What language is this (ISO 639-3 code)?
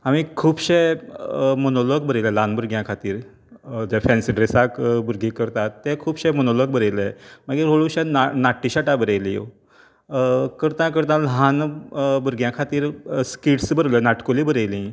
kok